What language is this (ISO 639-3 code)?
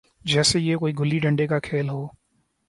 urd